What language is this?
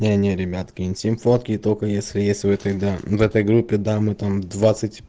Russian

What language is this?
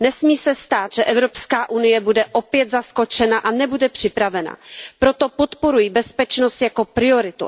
Czech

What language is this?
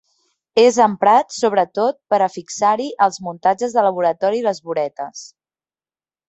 Catalan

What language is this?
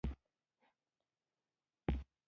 Pashto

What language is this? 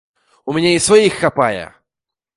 Belarusian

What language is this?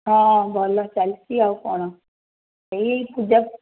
Odia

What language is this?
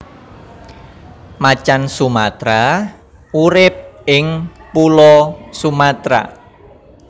Javanese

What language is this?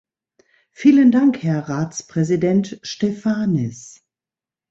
German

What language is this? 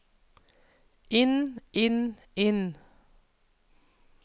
Norwegian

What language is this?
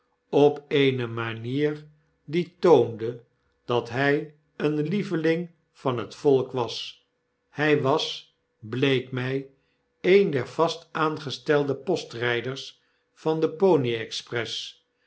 Dutch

